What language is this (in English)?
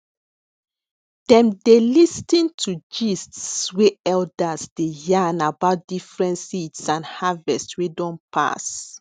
Nigerian Pidgin